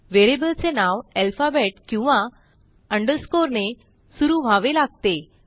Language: Marathi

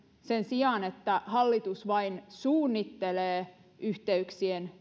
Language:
Finnish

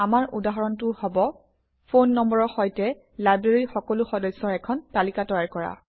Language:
Assamese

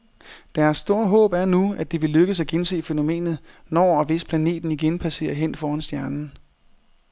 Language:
Danish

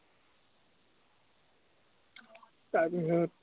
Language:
Assamese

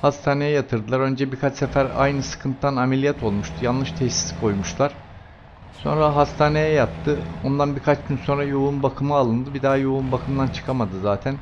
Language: Turkish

